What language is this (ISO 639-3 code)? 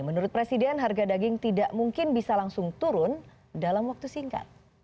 ind